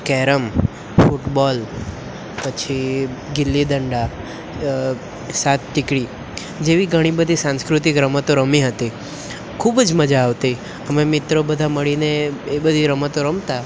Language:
Gujarati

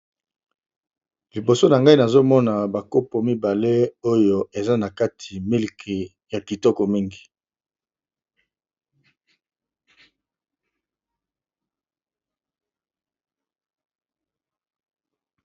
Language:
Lingala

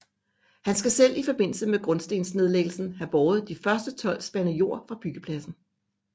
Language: Danish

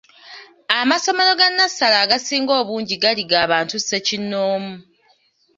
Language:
Ganda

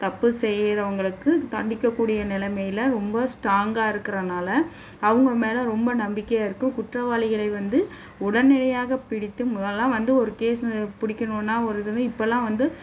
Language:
Tamil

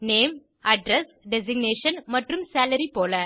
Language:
Tamil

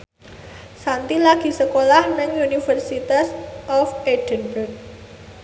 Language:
Javanese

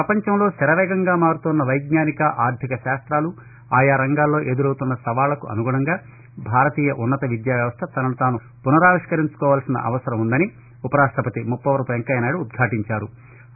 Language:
Telugu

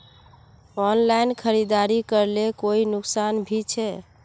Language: Magahi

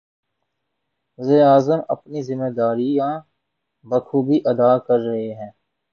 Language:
Urdu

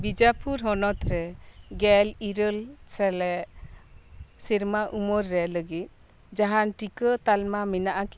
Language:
Santali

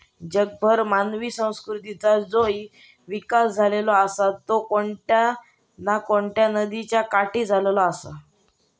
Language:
Marathi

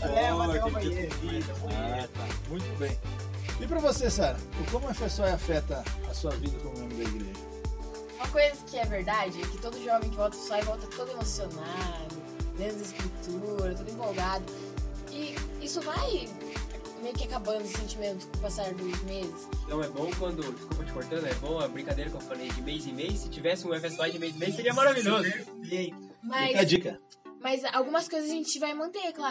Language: Portuguese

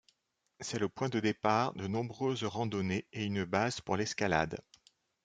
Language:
French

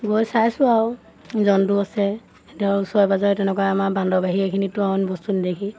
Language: Assamese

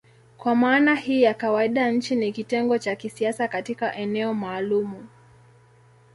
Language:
Swahili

